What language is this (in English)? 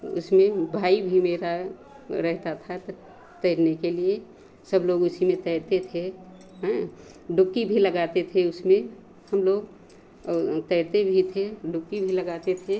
Hindi